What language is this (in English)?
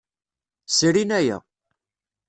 Kabyle